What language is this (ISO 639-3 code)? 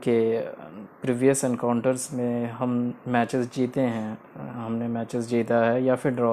hin